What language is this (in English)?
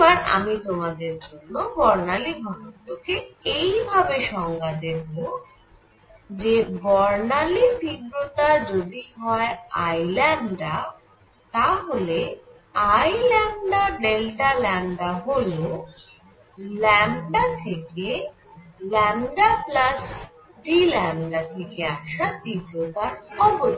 Bangla